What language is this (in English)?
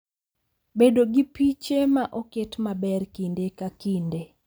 Luo (Kenya and Tanzania)